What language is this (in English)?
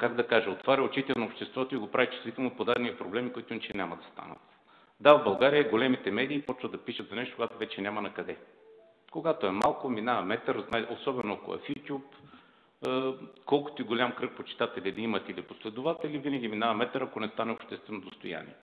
Bulgarian